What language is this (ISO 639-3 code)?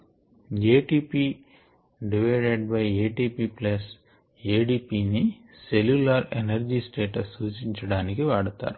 tel